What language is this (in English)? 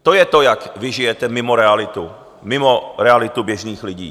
Czech